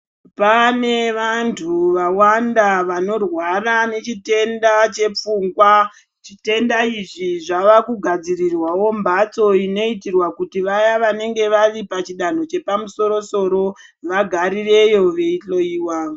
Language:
Ndau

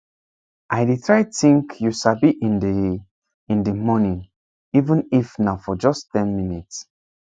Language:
Nigerian Pidgin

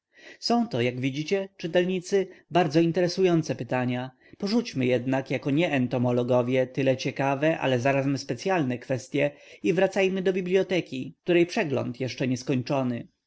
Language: Polish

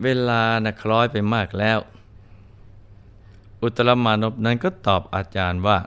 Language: Thai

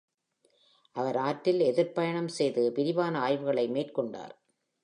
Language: Tamil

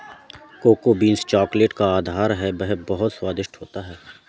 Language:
Hindi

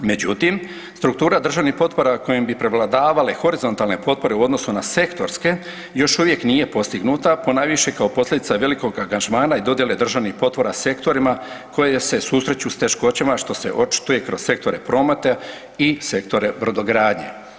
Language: Croatian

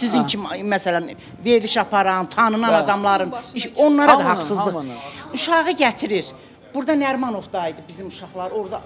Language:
Turkish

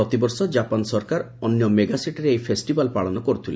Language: Odia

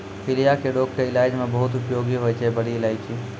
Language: Maithili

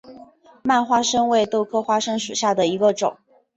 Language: Chinese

